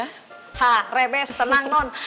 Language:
Indonesian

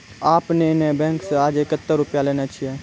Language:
Maithili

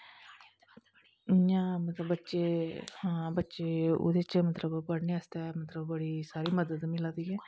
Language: Dogri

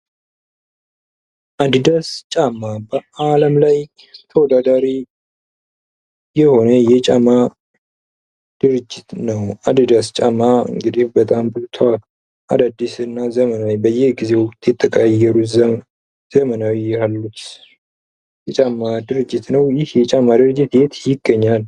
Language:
Amharic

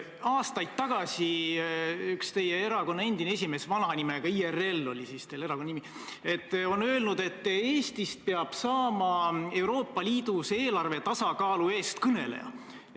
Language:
Estonian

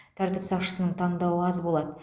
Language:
Kazakh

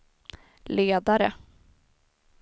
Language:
Swedish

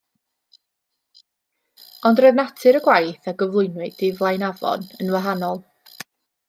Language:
Welsh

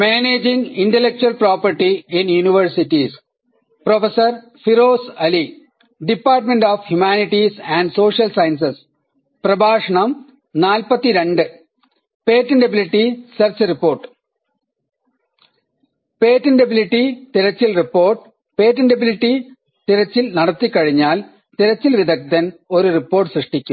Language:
Malayalam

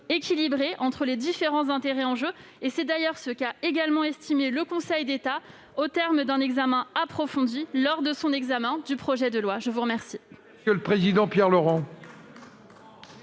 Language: French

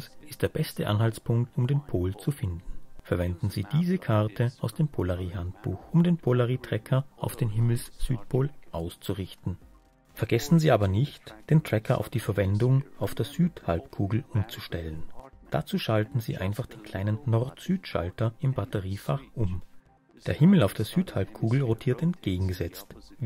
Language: German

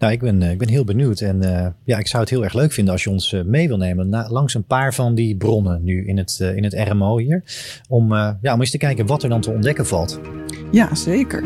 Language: Dutch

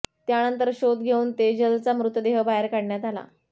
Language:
Marathi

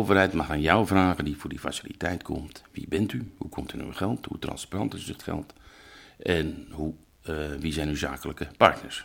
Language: Dutch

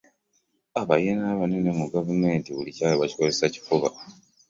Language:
Ganda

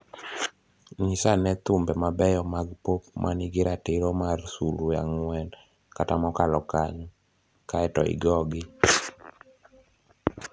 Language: Luo (Kenya and Tanzania)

